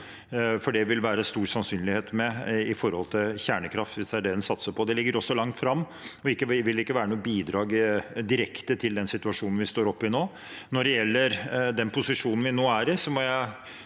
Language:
Norwegian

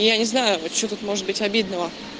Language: Russian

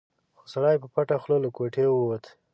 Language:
Pashto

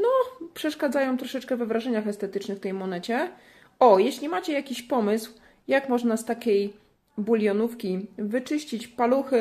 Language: Polish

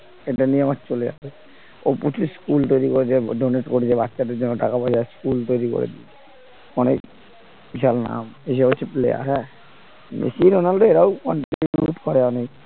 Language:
Bangla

